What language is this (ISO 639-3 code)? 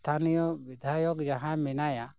sat